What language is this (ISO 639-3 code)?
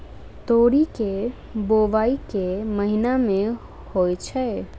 mai